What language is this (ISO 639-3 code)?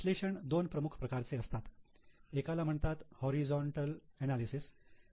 mar